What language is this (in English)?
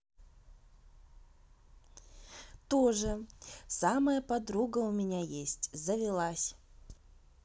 Russian